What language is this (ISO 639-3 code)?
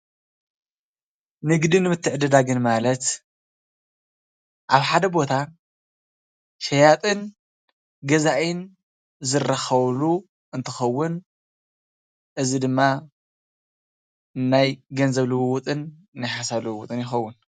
tir